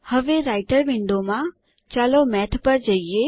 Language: Gujarati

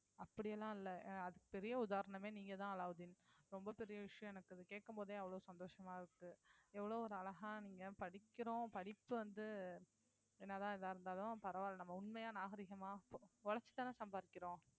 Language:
Tamil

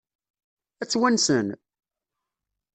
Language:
Kabyle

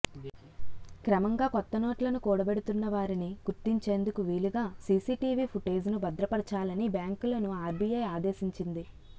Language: Telugu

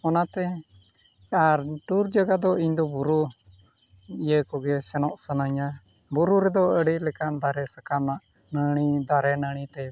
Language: Santali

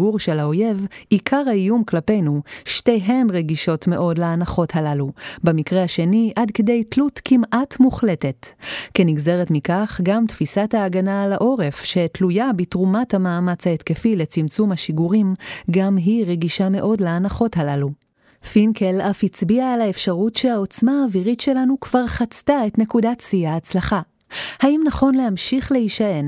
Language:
Hebrew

